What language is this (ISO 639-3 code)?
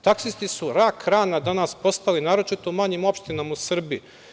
srp